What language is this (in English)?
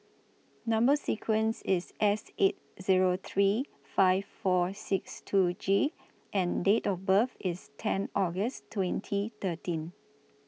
English